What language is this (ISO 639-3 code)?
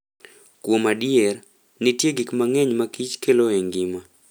luo